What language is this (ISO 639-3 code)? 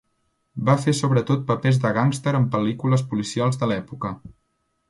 cat